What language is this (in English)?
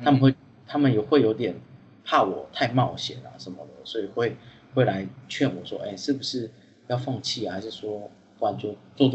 Chinese